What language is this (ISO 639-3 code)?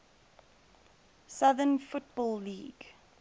eng